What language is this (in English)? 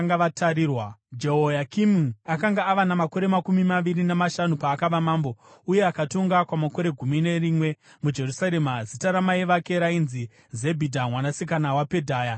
Shona